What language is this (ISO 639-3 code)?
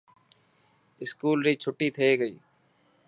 mki